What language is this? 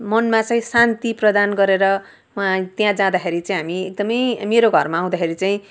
Nepali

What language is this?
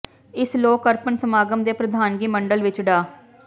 Punjabi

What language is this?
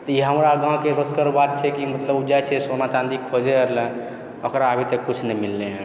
Maithili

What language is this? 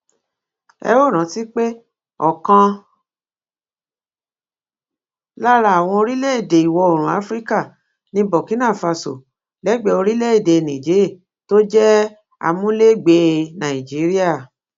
Yoruba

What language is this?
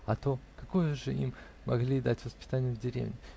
Russian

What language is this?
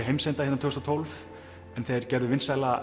Icelandic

